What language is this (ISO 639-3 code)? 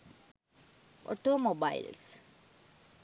sin